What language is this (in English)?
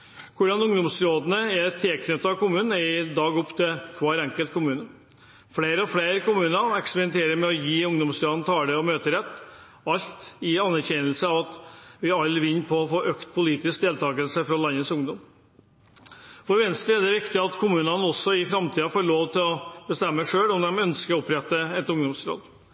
Norwegian Bokmål